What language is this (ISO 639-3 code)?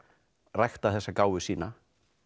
isl